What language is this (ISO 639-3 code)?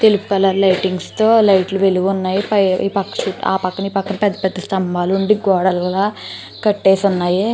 tel